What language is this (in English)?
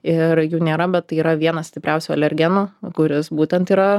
Lithuanian